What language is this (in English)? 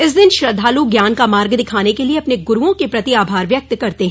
Hindi